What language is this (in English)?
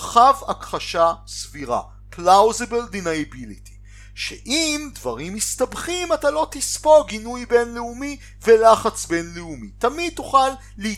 Hebrew